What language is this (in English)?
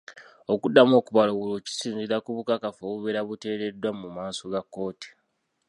Ganda